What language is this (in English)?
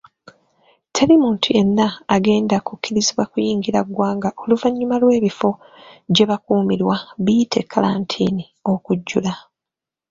Ganda